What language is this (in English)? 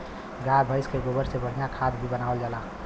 Bhojpuri